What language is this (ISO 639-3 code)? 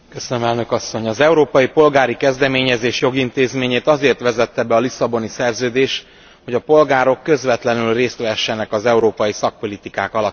hun